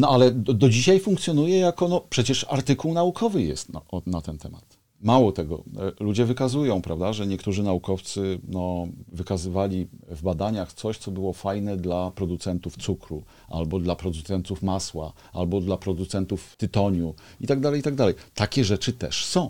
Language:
Polish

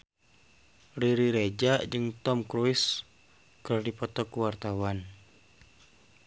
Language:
Sundanese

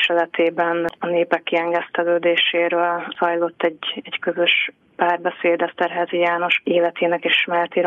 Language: Hungarian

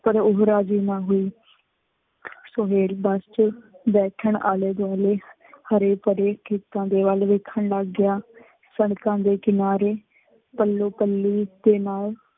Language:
Punjabi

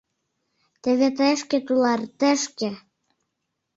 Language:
Mari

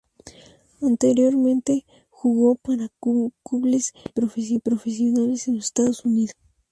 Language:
Spanish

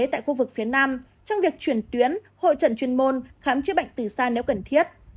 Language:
Vietnamese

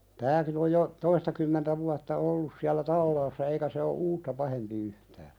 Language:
Finnish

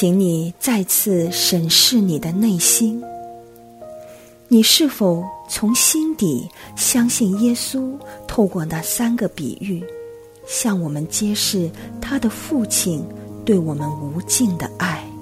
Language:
Chinese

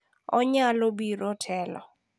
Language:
Luo (Kenya and Tanzania)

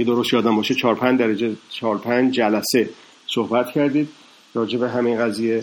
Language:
Persian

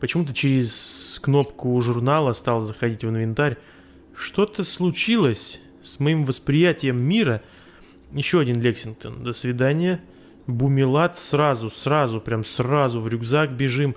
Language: Russian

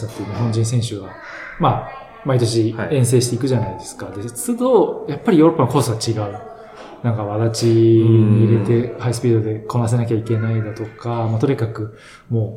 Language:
Japanese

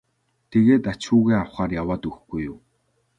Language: Mongolian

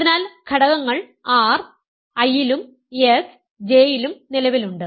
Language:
Malayalam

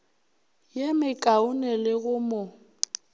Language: Northern Sotho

